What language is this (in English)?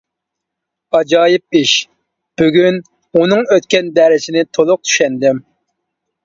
Uyghur